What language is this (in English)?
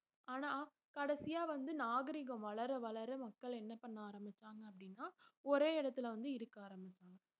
Tamil